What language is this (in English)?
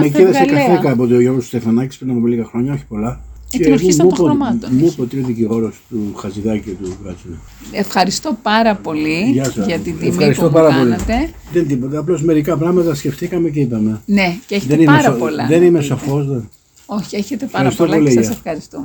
Greek